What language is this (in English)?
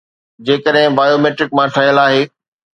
Sindhi